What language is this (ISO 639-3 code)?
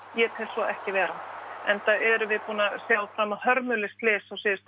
isl